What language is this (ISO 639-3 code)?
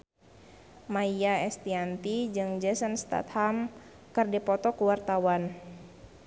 sun